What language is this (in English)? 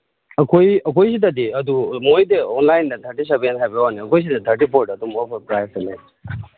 Manipuri